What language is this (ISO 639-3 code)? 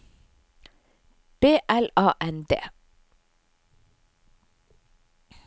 nor